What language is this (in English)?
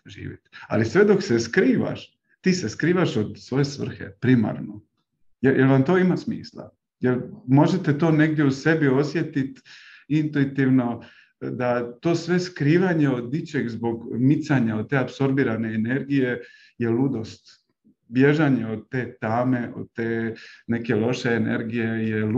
Croatian